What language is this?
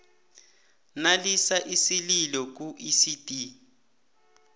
South Ndebele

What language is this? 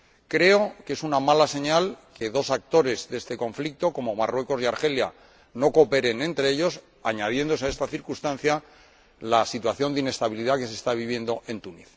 Spanish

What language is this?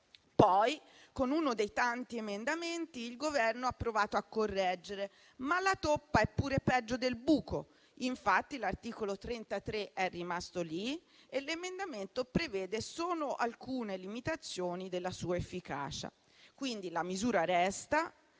Italian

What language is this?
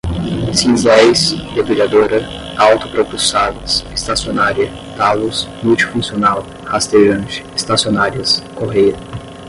Portuguese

